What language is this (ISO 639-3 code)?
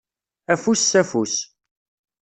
kab